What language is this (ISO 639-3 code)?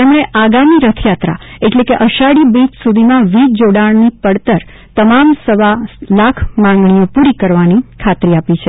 guj